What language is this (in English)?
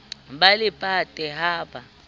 Southern Sotho